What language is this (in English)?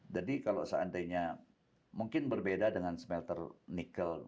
Indonesian